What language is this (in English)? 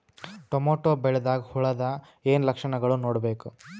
Kannada